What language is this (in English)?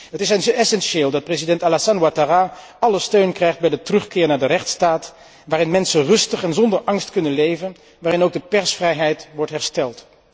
Dutch